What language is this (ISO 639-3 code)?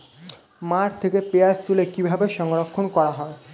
ben